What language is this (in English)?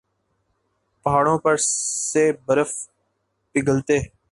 Urdu